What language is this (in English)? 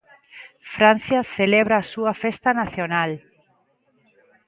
Galician